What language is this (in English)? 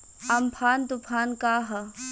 Bhojpuri